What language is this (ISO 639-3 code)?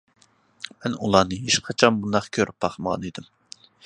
uig